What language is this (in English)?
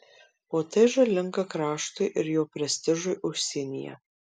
Lithuanian